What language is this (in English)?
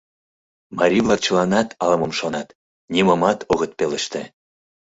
Mari